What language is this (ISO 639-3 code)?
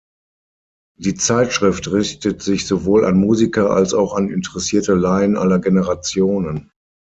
deu